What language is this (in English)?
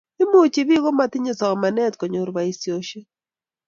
Kalenjin